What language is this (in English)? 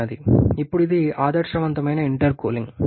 Telugu